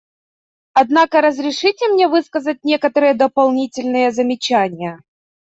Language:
Russian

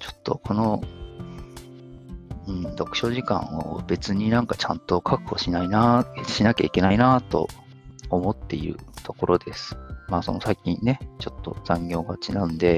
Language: Japanese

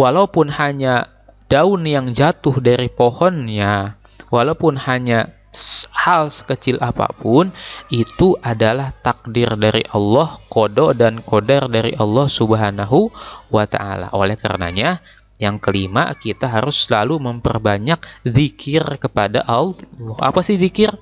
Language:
Indonesian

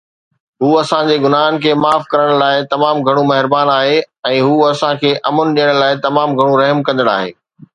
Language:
Sindhi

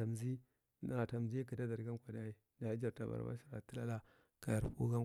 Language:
Marghi Central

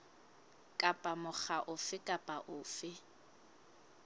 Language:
Southern Sotho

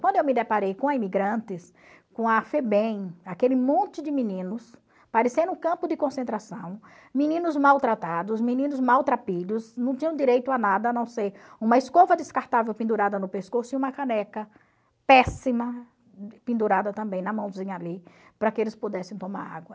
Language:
Portuguese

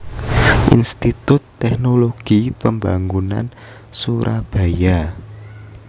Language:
Javanese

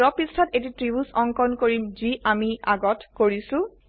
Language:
Assamese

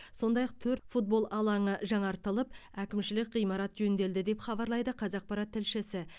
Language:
Kazakh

